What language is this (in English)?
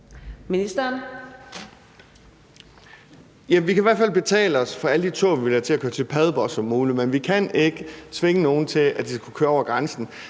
Danish